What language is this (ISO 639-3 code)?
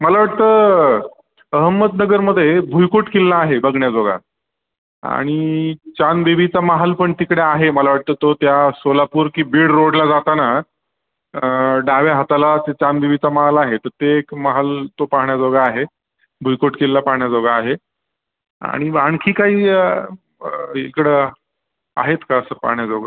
mar